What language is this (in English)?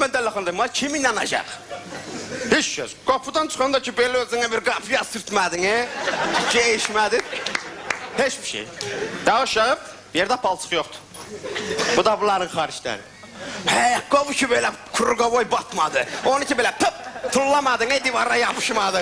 Turkish